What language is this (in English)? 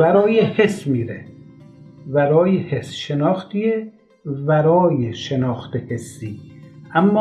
Persian